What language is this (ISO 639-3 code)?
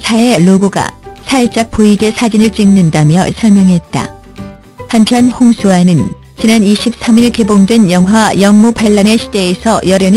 kor